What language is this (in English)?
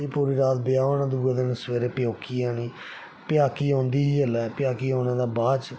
Dogri